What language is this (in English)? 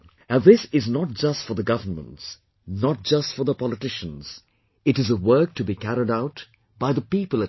English